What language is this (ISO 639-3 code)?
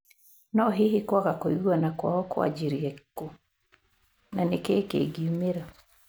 kik